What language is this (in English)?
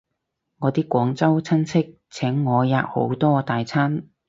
Cantonese